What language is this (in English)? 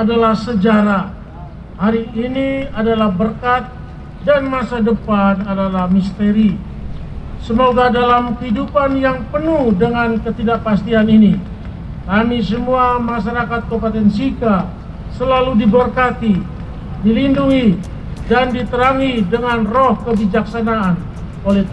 Indonesian